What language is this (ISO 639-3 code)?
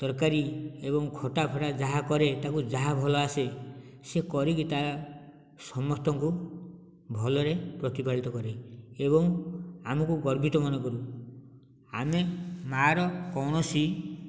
ori